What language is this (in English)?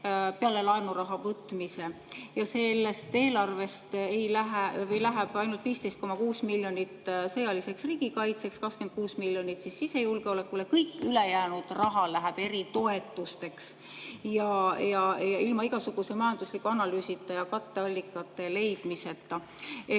Estonian